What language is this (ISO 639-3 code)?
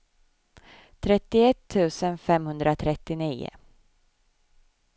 swe